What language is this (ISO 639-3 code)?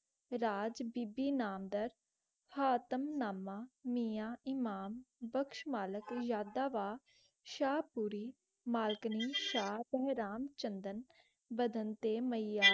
pan